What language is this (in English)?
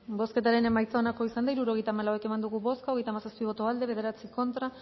Basque